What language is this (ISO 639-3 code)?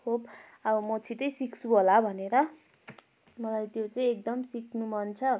nep